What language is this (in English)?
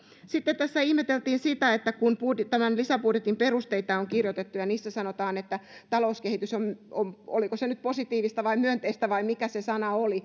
Finnish